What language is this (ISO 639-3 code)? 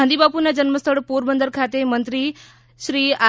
guj